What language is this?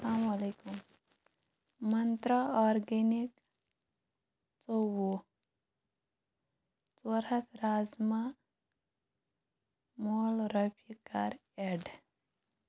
Kashmiri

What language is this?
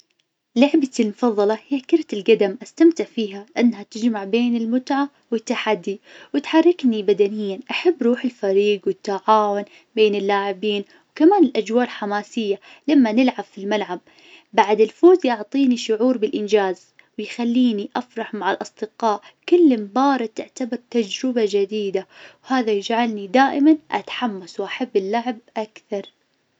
Najdi Arabic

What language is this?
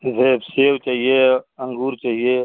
Hindi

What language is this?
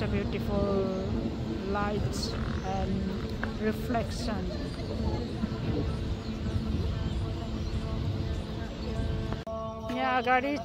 Indonesian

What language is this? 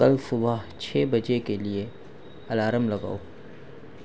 Urdu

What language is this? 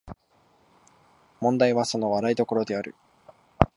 Japanese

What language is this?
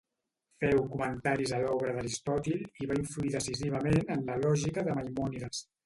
Catalan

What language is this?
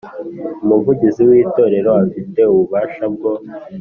Kinyarwanda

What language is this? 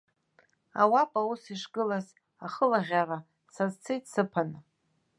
Abkhazian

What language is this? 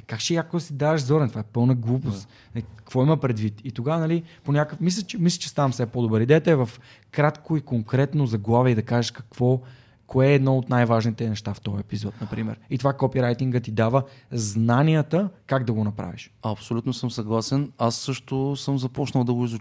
Bulgarian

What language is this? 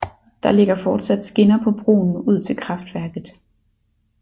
Danish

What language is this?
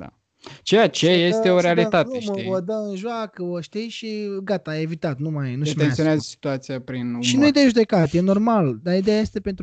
Romanian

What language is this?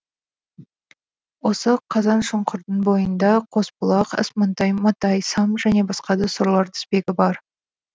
Kazakh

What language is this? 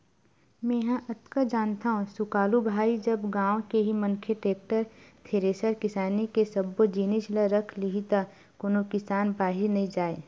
Chhattisgarhi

